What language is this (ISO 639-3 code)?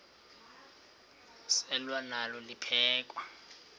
xho